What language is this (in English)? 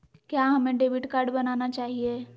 Magahi